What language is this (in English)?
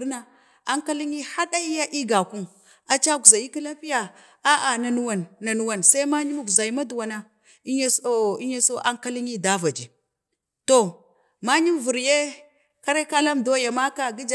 Bade